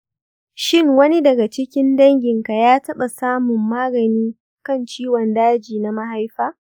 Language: Hausa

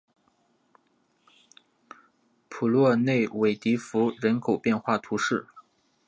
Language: Chinese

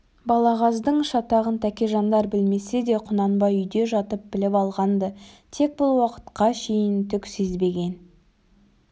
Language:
Kazakh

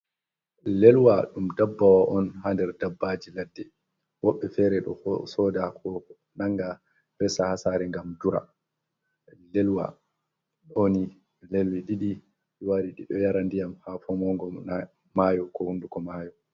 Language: Fula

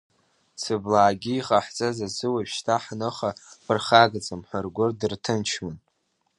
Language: Abkhazian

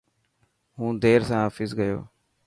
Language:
Dhatki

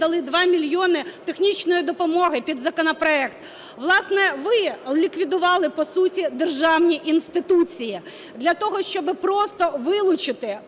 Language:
Ukrainian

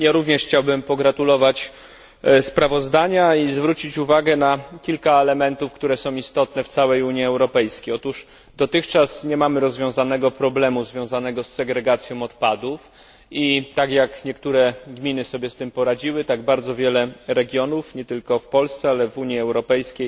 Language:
Polish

